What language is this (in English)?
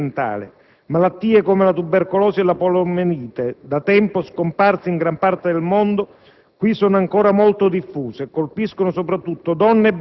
Italian